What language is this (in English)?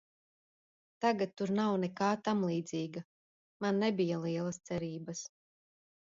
Latvian